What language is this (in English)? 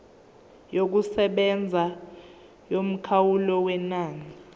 Zulu